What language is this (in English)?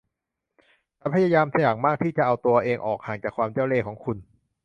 Thai